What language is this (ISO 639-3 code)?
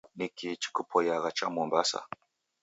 dav